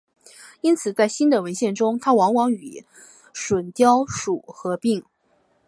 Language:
Chinese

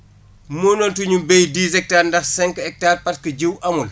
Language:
Wolof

